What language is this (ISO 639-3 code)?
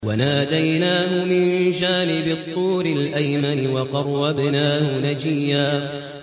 ara